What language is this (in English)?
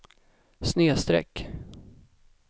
Swedish